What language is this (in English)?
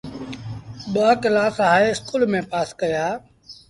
Sindhi Bhil